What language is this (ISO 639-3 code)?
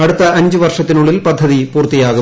mal